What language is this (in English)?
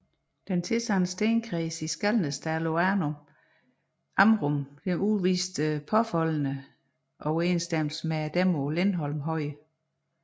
Danish